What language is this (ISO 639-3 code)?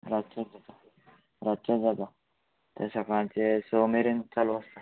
kok